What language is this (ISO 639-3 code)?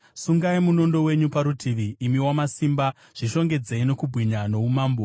sna